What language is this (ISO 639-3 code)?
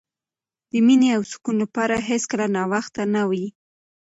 pus